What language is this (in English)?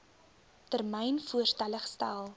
Afrikaans